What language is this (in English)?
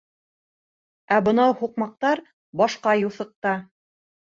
Bashkir